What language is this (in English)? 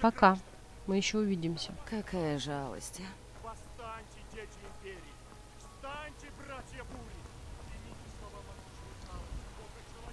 Russian